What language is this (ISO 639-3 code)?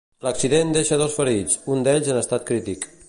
cat